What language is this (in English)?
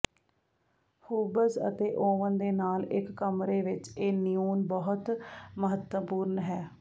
Punjabi